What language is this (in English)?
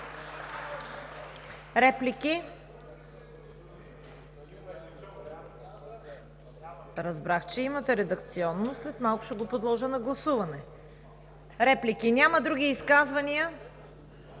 Bulgarian